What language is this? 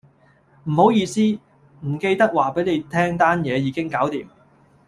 Cantonese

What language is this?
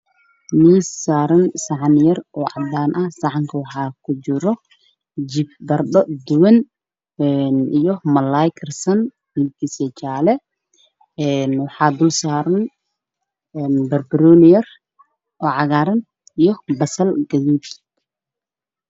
Somali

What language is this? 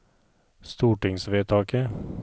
Norwegian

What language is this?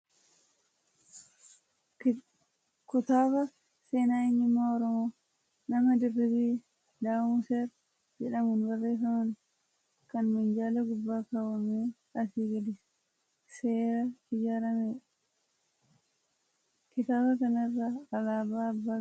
Oromo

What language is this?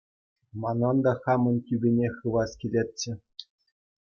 Chuvash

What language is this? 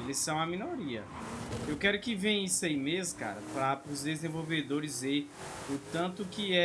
Portuguese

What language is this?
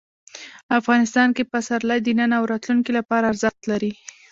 Pashto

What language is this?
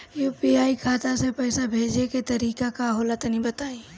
Bhojpuri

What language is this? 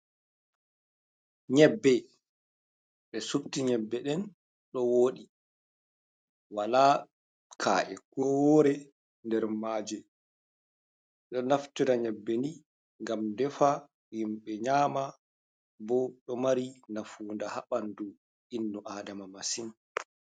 Fula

